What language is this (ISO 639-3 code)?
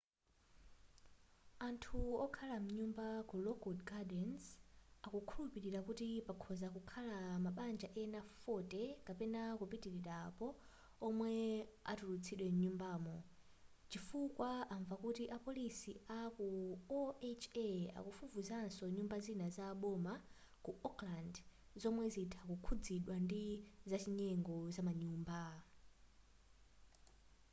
nya